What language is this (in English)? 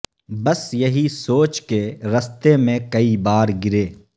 Urdu